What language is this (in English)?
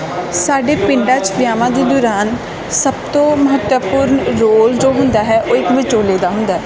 Punjabi